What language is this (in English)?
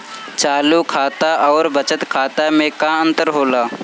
Bhojpuri